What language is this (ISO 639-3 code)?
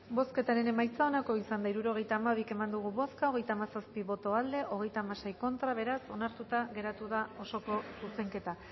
eus